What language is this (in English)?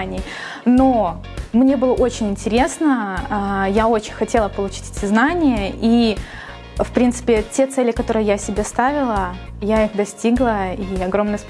Russian